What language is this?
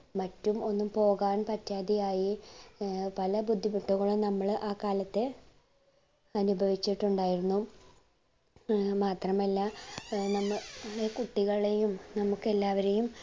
Malayalam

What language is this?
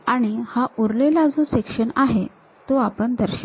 Marathi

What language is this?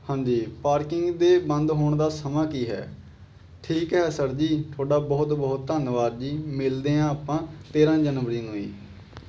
Punjabi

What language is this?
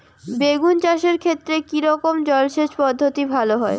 Bangla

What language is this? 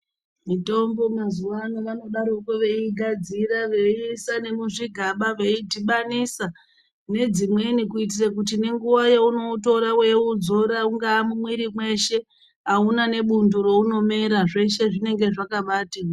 Ndau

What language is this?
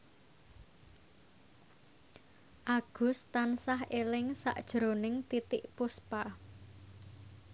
Javanese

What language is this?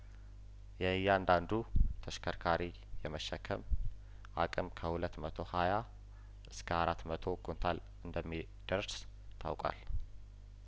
Amharic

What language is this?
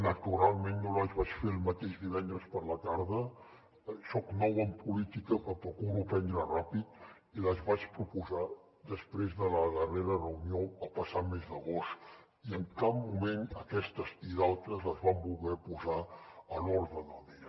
Catalan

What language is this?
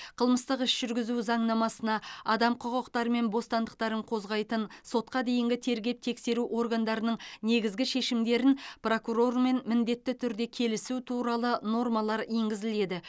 Kazakh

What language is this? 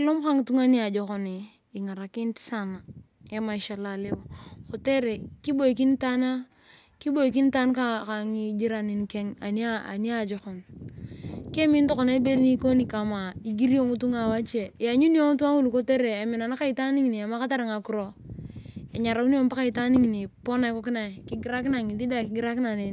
Turkana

